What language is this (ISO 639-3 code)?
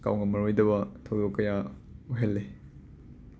mni